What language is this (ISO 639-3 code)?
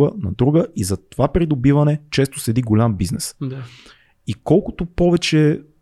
bul